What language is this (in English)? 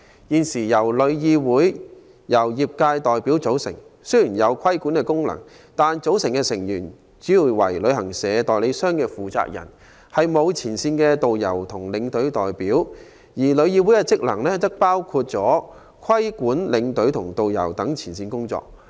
Cantonese